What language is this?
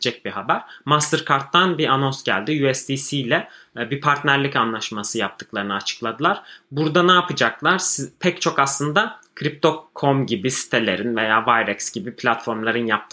Turkish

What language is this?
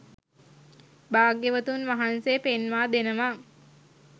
Sinhala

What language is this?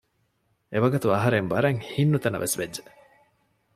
Divehi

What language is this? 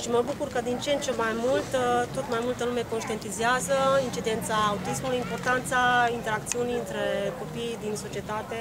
Romanian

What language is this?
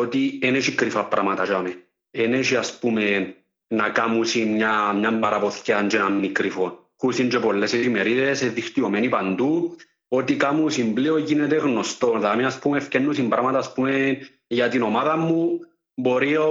Greek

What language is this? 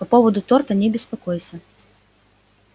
Russian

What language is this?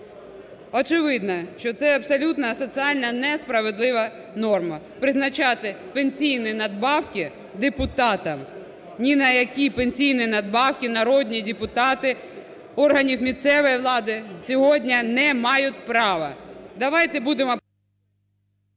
Ukrainian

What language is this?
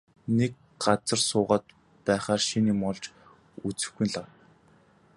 Mongolian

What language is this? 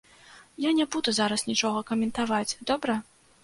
Belarusian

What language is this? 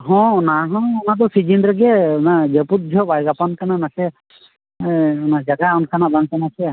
Santali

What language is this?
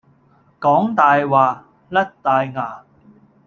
Cantonese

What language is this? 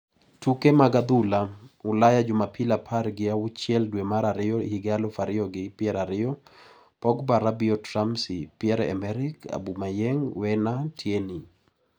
Luo (Kenya and Tanzania)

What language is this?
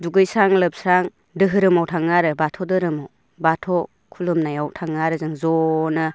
Bodo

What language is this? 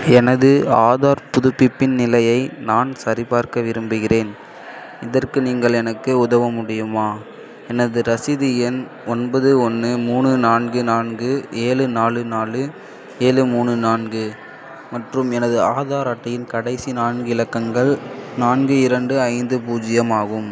Tamil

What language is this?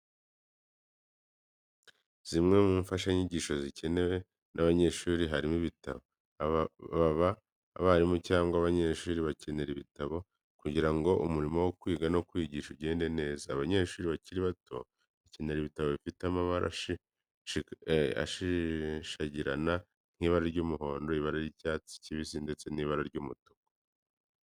Kinyarwanda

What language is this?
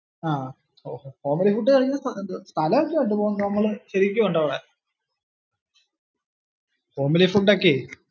Malayalam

